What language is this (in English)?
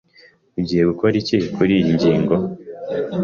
Kinyarwanda